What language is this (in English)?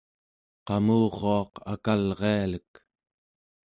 Central Yupik